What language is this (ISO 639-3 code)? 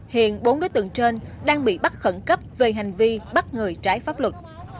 vie